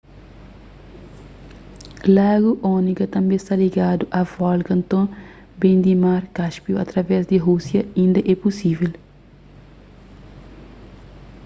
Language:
Kabuverdianu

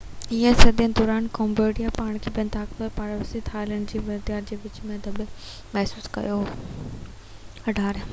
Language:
Sindhi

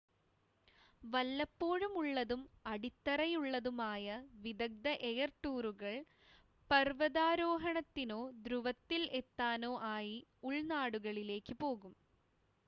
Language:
Malayalam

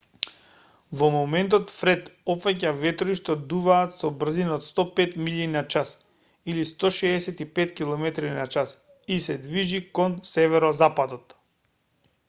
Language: Macedonian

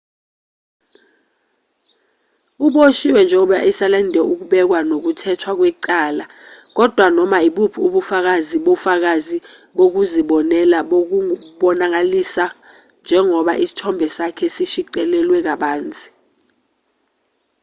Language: Zulu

